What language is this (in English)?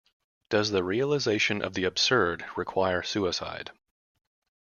English